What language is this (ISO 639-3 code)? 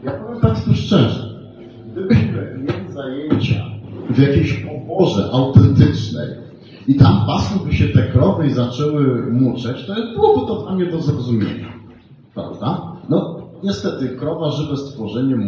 pol